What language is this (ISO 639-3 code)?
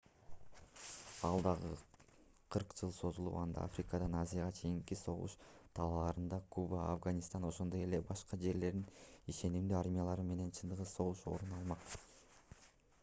kir